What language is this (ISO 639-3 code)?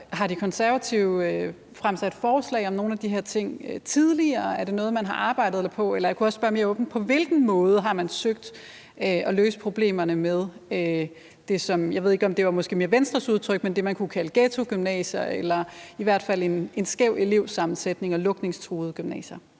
dan